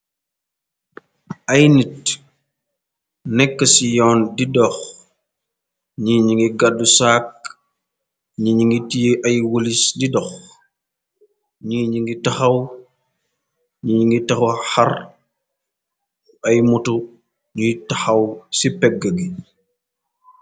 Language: Wolof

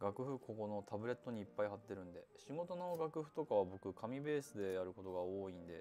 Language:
Japanese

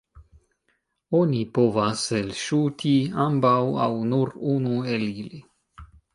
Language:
Esperanto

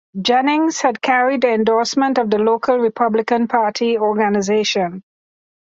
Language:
English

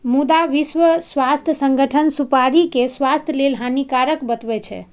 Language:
Maithili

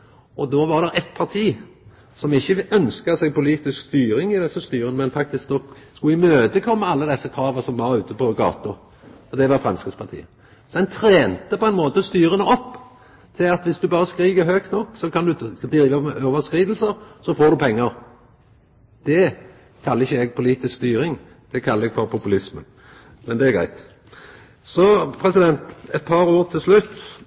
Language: Norwegian Nynorsk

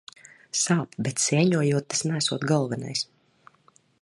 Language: Latvian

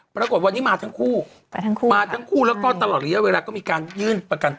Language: Thai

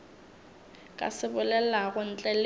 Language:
Northern Sotho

